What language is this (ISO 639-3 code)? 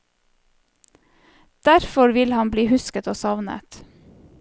nor